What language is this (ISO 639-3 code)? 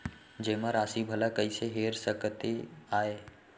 hne